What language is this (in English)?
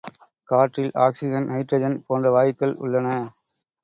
Tamil